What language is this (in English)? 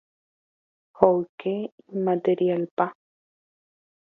Guarani